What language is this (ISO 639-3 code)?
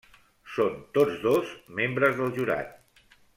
cat